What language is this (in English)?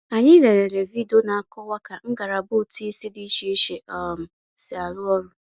Igbo